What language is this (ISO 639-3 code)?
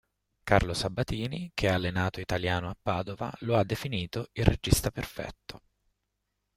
ita